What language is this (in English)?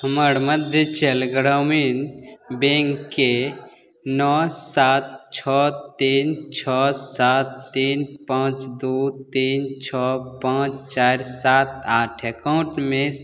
Maithili